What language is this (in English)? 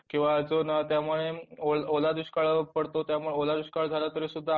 Marathi